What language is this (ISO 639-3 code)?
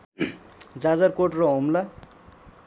nep